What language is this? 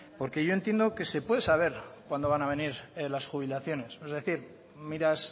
Spanish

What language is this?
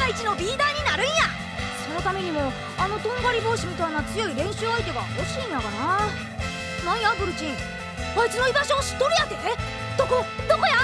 Japanese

